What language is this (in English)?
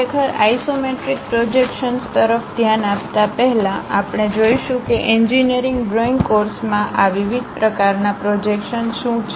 Gujarati